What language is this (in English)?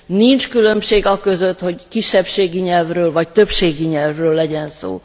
Hungarian